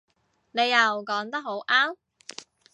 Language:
Cantonese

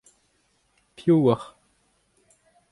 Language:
Breton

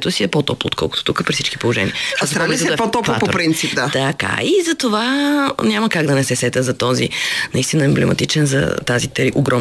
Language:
Bulgarian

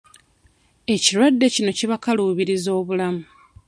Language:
Ganda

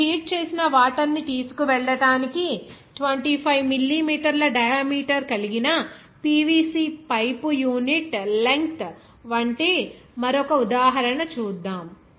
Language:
Telugu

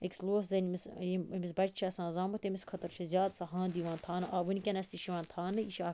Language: Kashmiri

